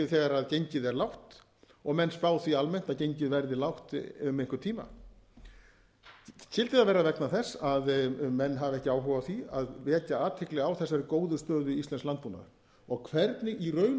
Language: Icelandic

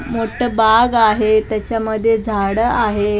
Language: Marathi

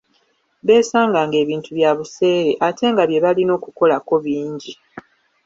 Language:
Ganda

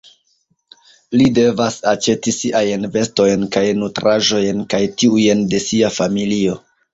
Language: Esperanto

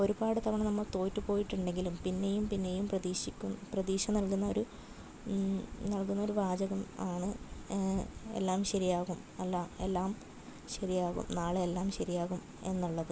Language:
Malayalam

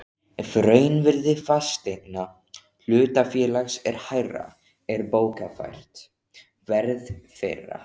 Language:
Icelandic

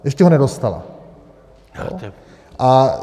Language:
Czech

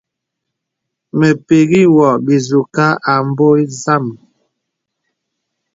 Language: Bebele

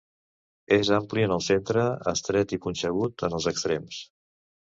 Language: Catalan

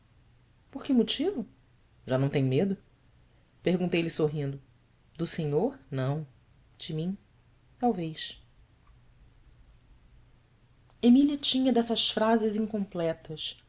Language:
Portuguese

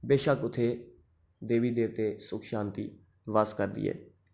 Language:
Dogri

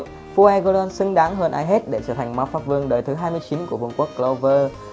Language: Vietnamese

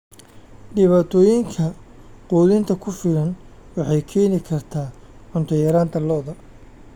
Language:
Somali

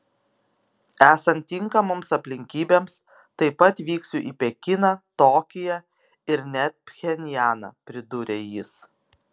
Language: Lithuanian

